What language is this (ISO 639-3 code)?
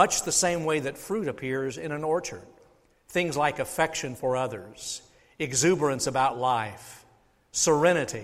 eng